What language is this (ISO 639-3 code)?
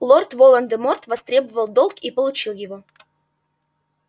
rus